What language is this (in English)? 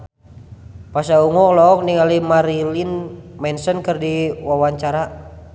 Sundanese